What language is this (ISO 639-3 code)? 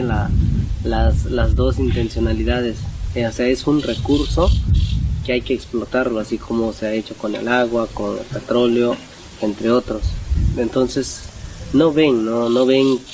spa